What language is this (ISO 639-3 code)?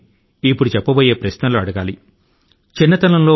tel